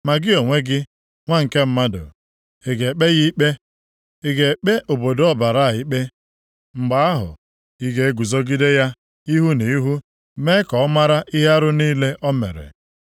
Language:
Igbo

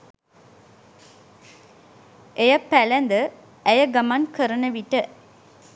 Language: Sinhala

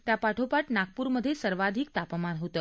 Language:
Marathi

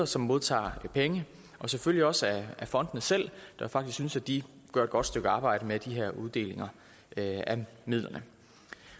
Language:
Danish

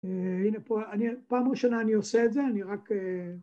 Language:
Hebrew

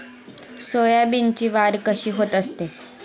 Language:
Marathi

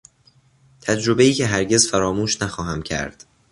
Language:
Persian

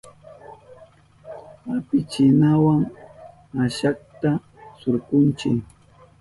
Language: Southern Pastaza Quechua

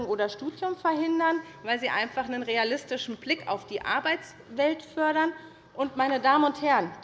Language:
German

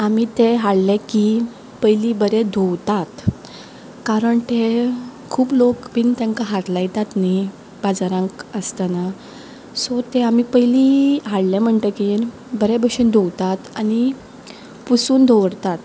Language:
Konkani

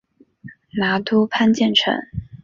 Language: Chinese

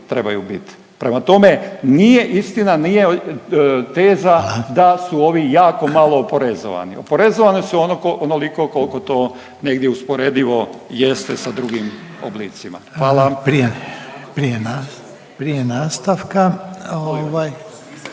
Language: Croatian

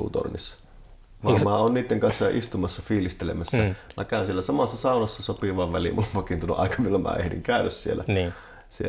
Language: Finnish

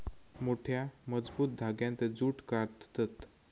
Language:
Marathi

